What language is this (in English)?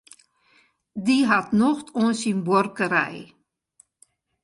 Western Frisian